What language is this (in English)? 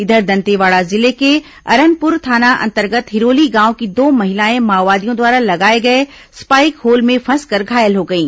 Hindi